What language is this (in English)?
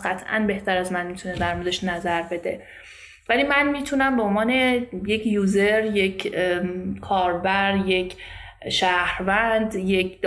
Persian